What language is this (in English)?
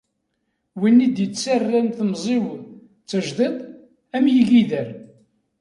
Kabyle